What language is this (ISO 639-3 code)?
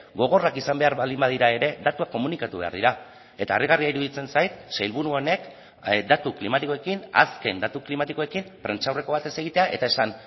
eus